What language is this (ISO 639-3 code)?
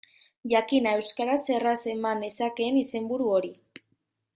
eus